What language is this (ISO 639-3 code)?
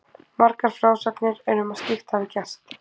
isl